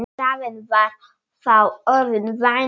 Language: Icelandic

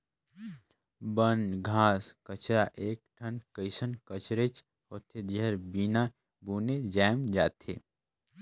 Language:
Chhattisgarhi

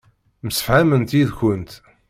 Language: Kabyle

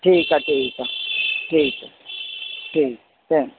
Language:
Sindhi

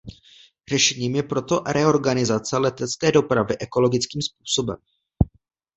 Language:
Czech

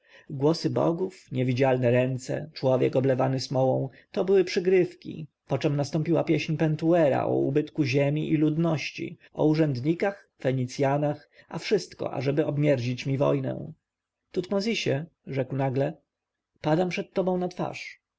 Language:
Polish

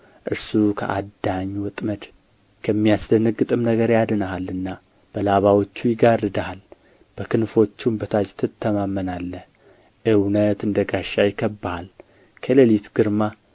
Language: Amharic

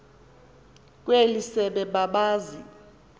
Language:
Xhosa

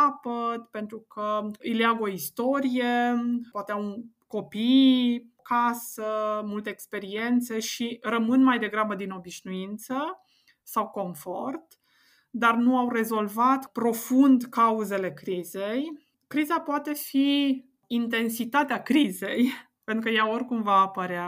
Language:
Romanian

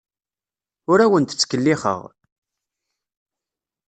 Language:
Kabyle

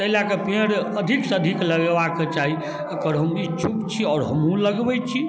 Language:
Maithili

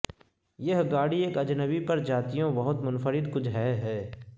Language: Urdu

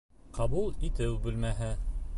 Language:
Bashkir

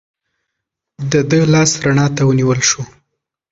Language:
Pashto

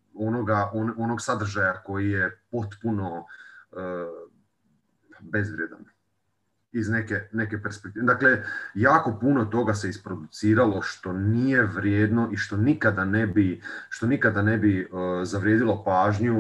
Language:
Croatian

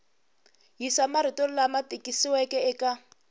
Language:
Tsonga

